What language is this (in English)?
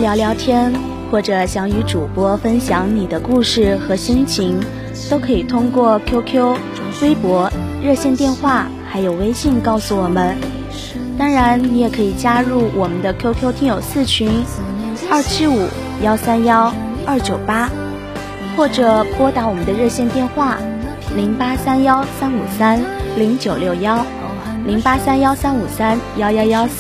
Chinese